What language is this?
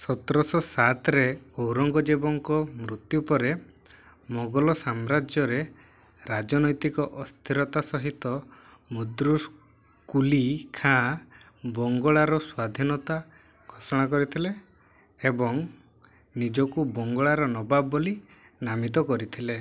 Odia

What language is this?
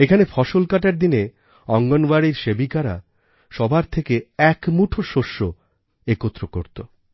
Bangla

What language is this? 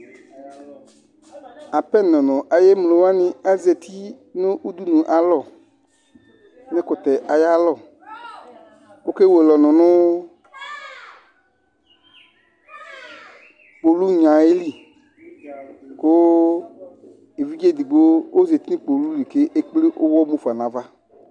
Ikposo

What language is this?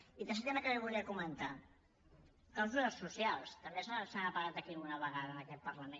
Catalan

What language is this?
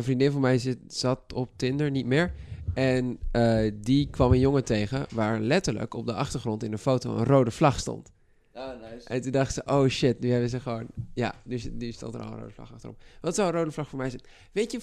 Dutch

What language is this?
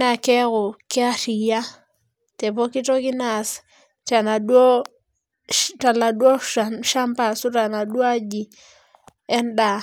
Masai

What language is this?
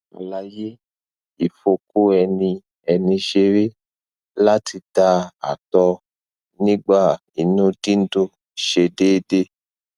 Yoruba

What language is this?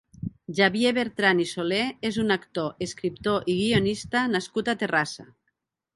Catalan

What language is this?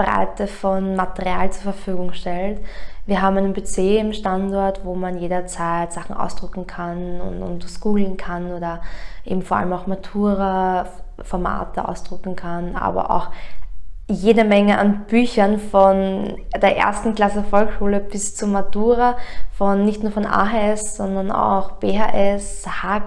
German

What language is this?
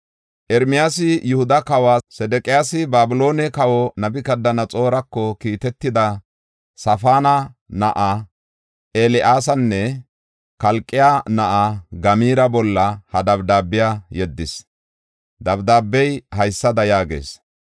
Gofa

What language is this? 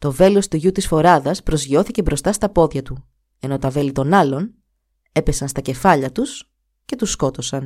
Greek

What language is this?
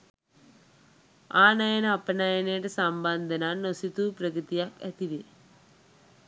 Sinhala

